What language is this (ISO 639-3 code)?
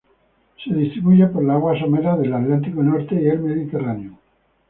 spa